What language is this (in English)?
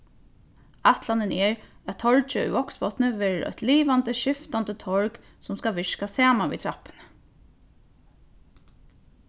Faroese